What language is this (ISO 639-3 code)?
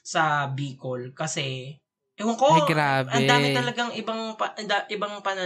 fil